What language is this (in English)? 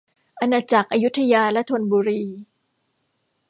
Thai